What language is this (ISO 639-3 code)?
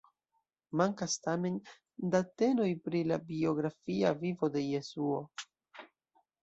epo